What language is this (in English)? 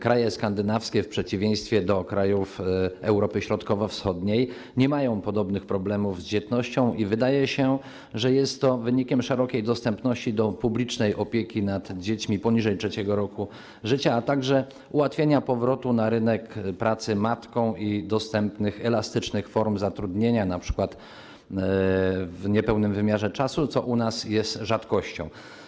Polish